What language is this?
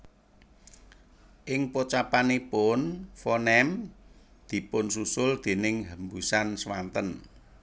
Javanese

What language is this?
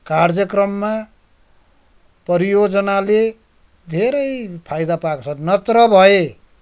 Nepali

